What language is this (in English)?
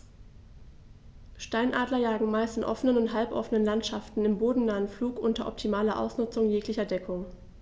German